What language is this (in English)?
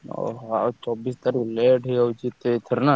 Odia